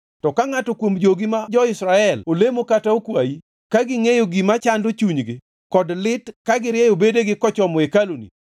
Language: Luo (Kenya and Tanzania)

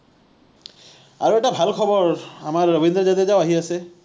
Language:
Assamese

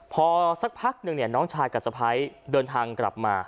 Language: Thai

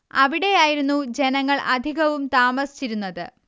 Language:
Malayalam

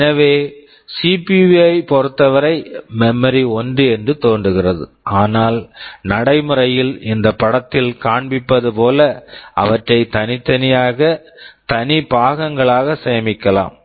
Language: Tamil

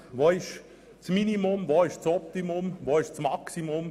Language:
Swiss German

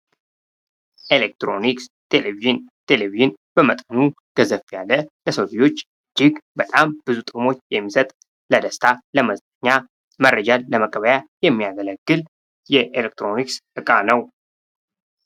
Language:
Amharic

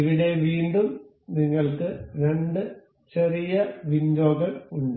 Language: Malayalam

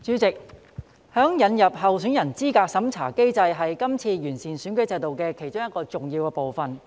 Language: Cantonese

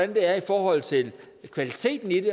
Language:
Danish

